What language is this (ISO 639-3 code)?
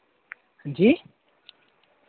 doi